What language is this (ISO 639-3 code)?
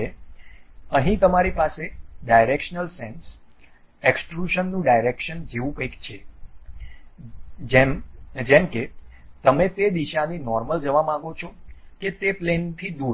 guj